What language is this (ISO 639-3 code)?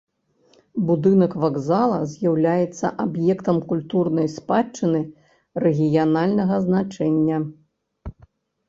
bel